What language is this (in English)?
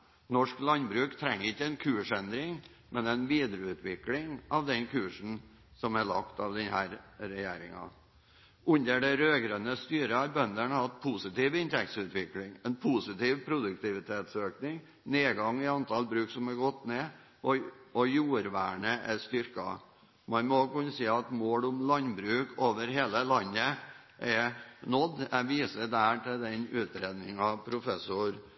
Norwegian Bokmål